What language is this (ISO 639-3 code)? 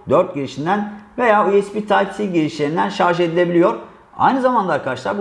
tur